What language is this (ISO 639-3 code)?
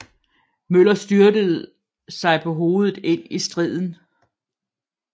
dan